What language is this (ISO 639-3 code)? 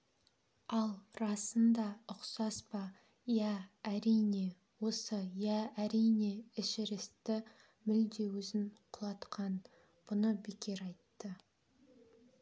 kaz